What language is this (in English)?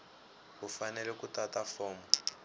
Tsonga